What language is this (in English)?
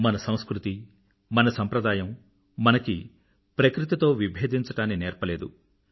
Telugu